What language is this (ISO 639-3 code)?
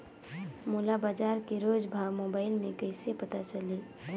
hne